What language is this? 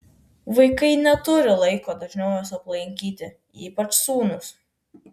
Lithuanian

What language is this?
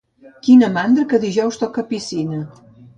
Catalan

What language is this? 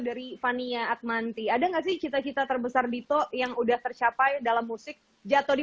Indonesian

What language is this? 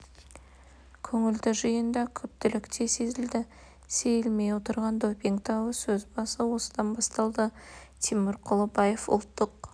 Kazakh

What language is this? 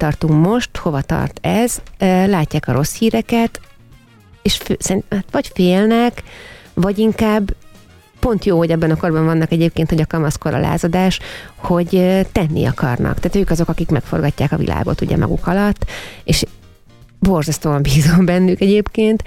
Hungarian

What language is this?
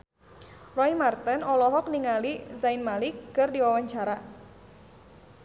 Sundanese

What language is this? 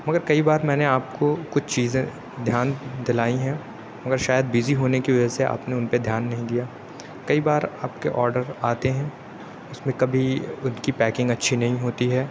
Urdu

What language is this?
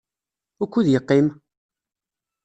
Kabyle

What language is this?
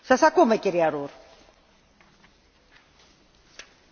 French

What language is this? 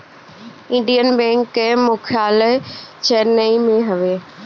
Bhojpuri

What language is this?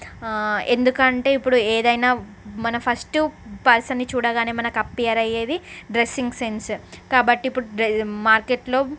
Telugu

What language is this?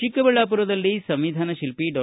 Kannada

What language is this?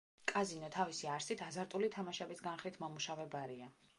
Georgian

